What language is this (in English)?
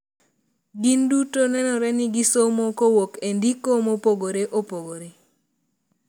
Luo (Kenya and Tanzania)